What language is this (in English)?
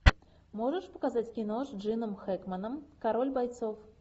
Russian